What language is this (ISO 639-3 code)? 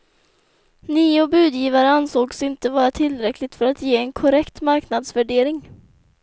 swe